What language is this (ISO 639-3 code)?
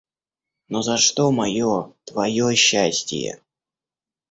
rus